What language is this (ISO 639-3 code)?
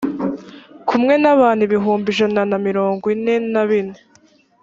kin